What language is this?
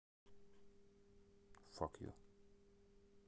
Russian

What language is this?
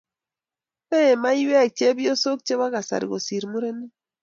Kalenjin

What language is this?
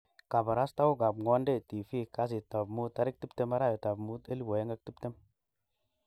Kalenjin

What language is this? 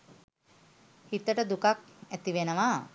Sinhala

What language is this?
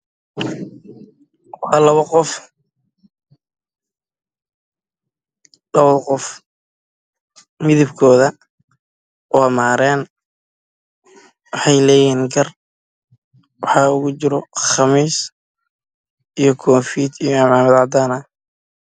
Somali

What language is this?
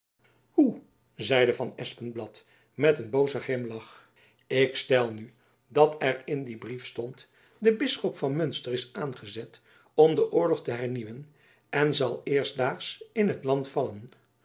Dutch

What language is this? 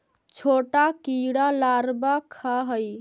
Magahi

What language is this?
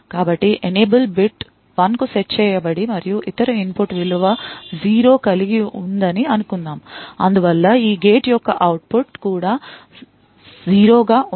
Telugu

